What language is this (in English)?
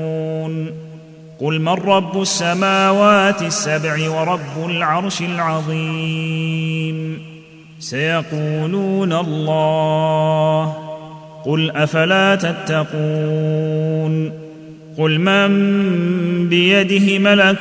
Arabic